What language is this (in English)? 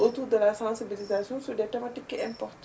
Wolof